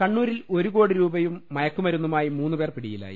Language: Malayalam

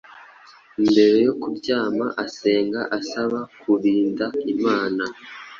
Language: Kinyarwanda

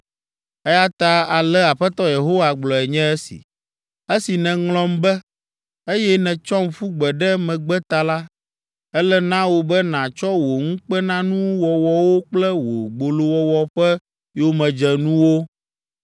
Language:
Ewe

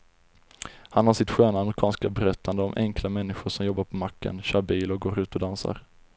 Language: Swedish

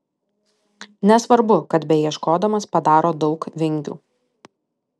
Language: Lithuanian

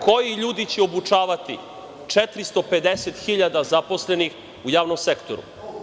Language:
Serbian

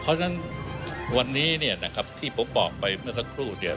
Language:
Thai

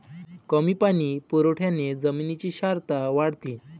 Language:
Marathi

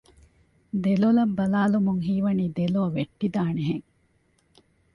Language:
Divehi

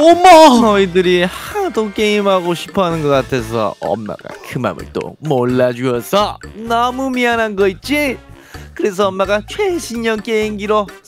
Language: Korean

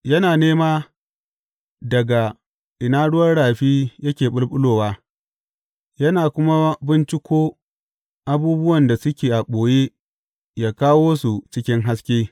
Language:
Hausa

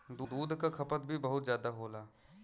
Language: Bhojpuri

